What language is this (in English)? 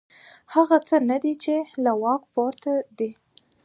Pashto